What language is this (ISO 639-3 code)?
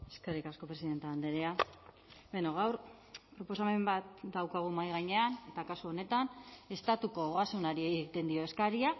eus